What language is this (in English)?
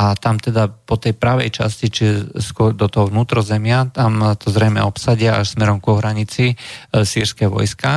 Slovak